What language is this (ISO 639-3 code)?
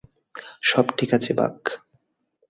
ben